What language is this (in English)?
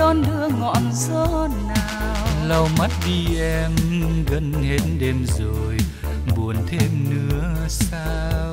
Vietnamese